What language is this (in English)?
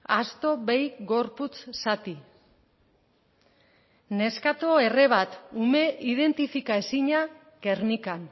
Basque